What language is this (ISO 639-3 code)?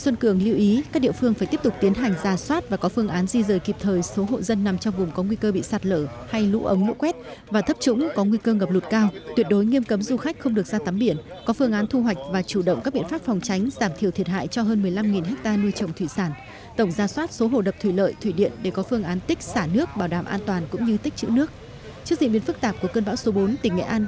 vie